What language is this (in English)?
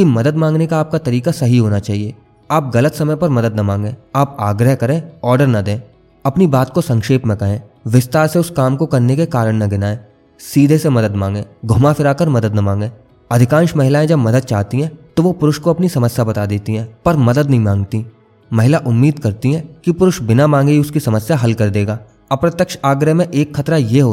Hindi